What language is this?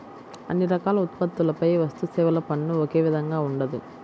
Telugu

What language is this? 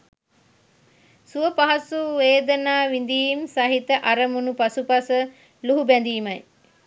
Sinhala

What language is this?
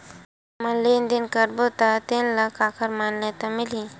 Chhattisgarhi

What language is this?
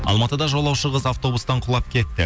Kazakh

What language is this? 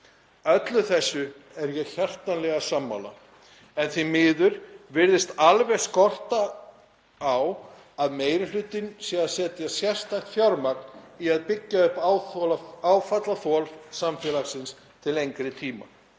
Icelandic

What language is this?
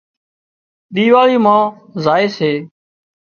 Wadiyara Koli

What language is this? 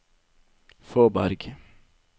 Norwegian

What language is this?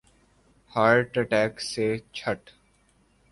Urdu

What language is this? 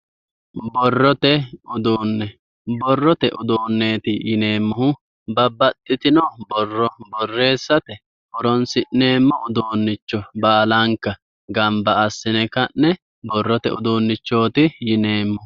Sidamo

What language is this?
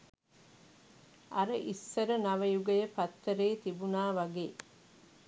Sinhala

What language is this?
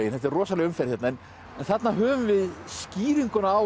Icelandic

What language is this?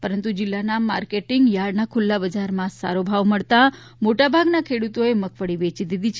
Gujarati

